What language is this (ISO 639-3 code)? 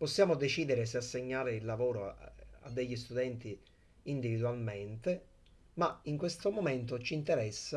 ita